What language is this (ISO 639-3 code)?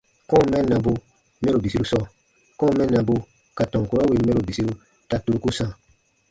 bba